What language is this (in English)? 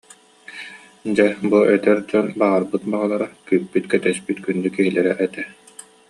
Yakut